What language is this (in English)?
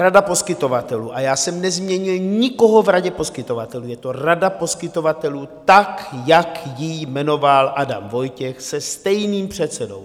Czech